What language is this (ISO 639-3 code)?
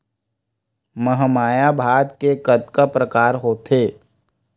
hne